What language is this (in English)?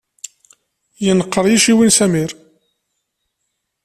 Kabyle